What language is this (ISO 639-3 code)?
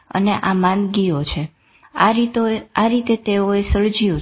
guj